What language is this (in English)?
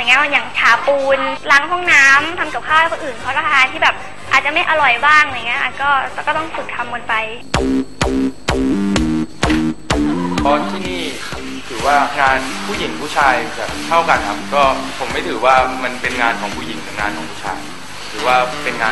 Thai